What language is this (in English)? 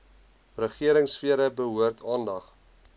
Afrikaans